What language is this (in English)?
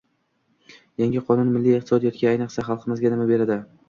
Uzbek